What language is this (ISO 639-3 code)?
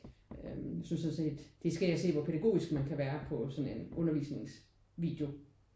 dan